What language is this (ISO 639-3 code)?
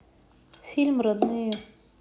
rus